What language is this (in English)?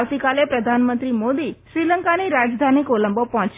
Gujarati